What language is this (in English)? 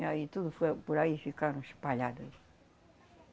Portuguese